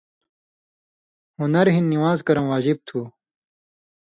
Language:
Indus Kohistani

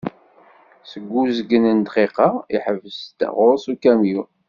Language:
Kabyle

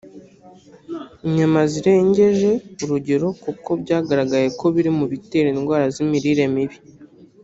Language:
Kinyarwanda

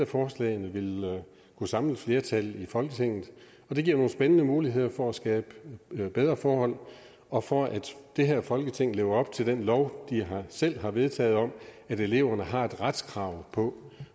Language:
Danish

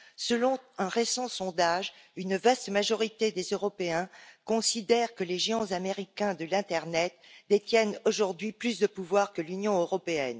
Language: French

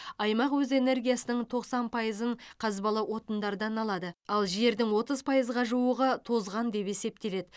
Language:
Kazakh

